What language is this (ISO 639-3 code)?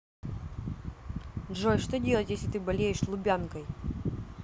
rus